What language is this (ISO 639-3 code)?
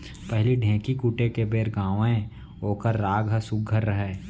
hne